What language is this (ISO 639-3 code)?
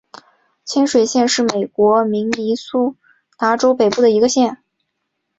zho